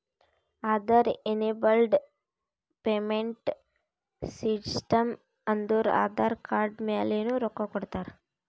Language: Kannada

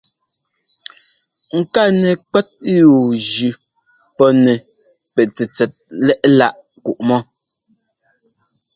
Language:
Ngomba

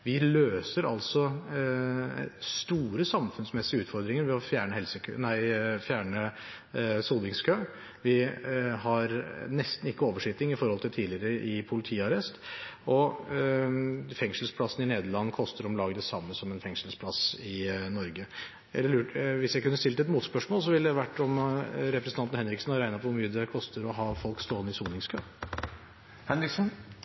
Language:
Norwegian Bokmål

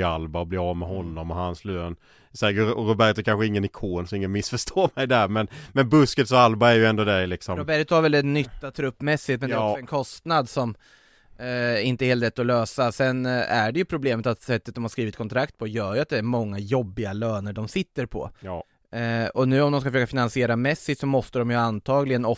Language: Swedish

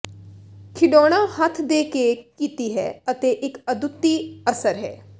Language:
Punjabi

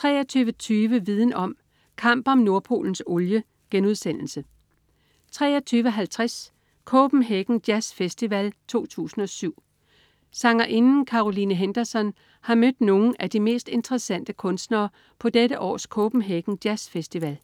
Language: Danish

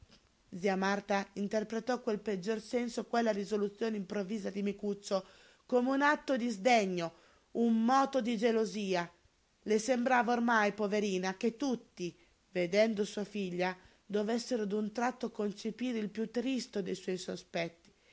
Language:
Italian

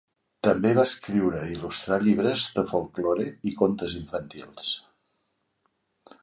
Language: Catalan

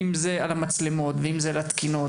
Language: Hebrew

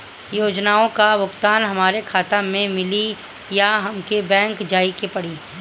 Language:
Bhojpuri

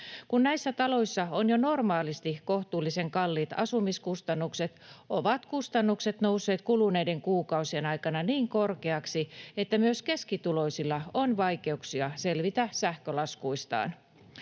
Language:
Finnish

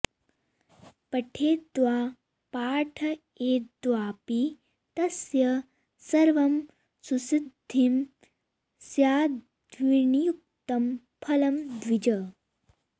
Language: Sanskrit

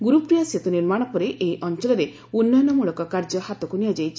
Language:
Odia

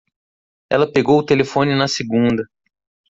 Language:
Portuguese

